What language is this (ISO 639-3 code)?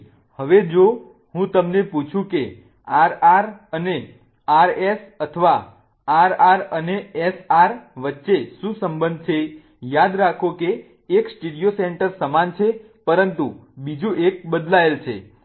guj